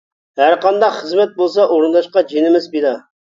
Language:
Uyghur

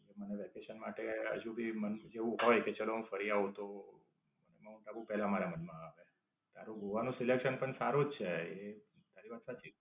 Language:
Gujarati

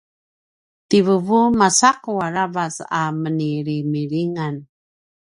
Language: Paiwan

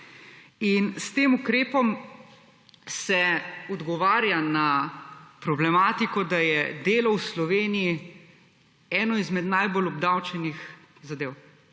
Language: Slovenian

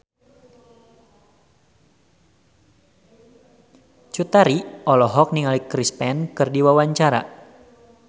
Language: Sundanese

